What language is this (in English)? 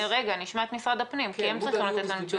Hebrew